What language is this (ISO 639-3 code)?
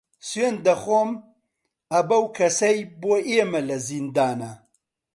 ckb